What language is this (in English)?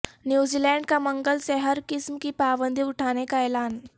Urdu